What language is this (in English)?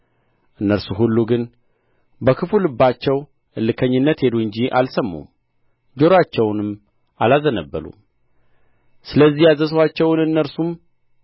Amharic